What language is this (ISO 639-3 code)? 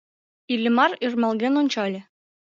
chm